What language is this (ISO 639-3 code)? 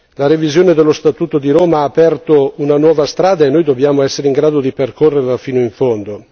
ita